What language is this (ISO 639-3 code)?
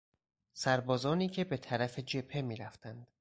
fas